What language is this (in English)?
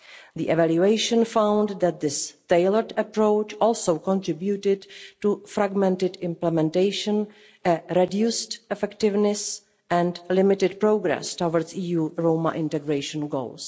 English